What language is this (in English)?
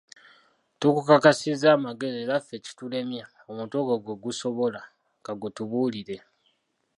Ganda